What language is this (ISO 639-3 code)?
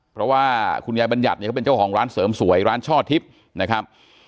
tha